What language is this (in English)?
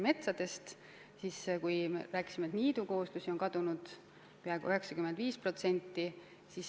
Estonian